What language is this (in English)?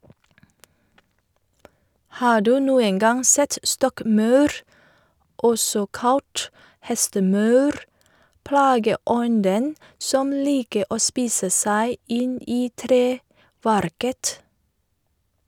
Norwegian